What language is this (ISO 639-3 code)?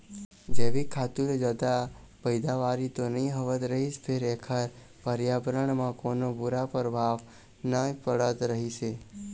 hne